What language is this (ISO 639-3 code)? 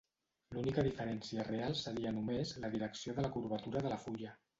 cat